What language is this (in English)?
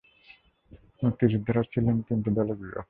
Bangla